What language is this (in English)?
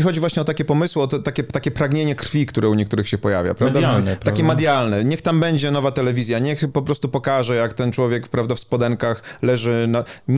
Polish